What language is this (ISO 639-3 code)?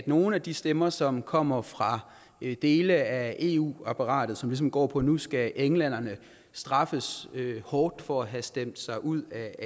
dan